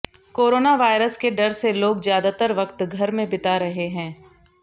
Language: Hindi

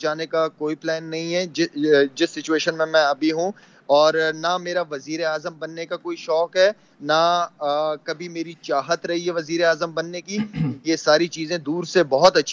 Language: Urdu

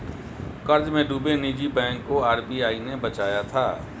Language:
Hindi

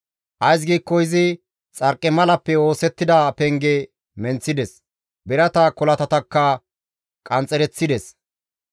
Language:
Gamo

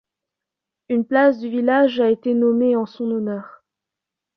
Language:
French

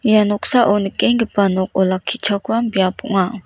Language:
Garo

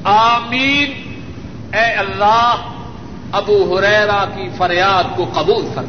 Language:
Urdu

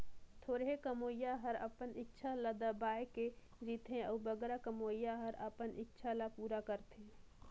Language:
Chhattisgarhi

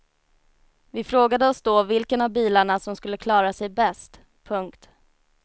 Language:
Swedish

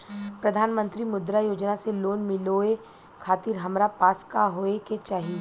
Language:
Bhojpuri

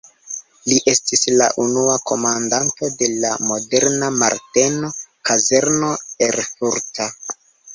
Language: Esperanto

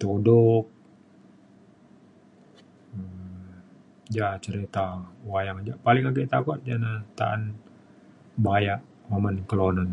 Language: Mainstream Kenyah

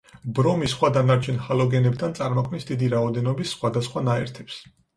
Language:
Georgian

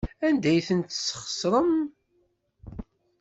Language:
Kabyle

